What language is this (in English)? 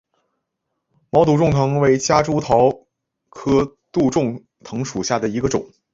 Chinese